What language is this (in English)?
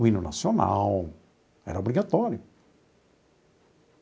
Portuguese